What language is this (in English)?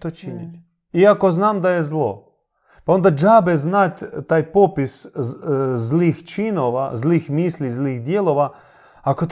Croatian